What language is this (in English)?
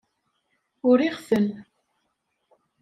Kabyle